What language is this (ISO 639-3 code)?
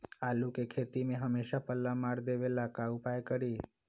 mag